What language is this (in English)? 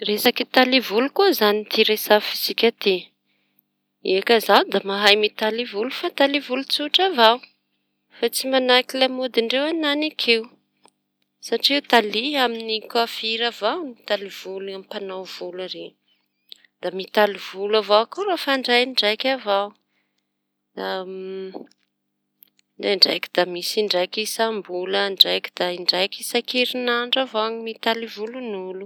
Tanosy Malagasy